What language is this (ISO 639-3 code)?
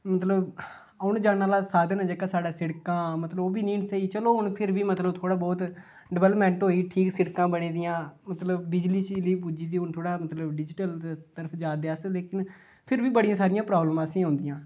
doi